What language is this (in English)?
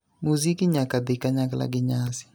Luo (Kenya and Tanzania)